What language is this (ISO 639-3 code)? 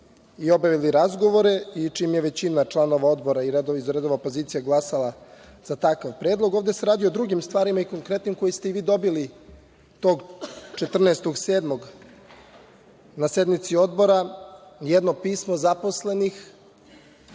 srp